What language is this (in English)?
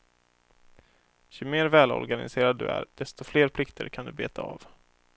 Swedish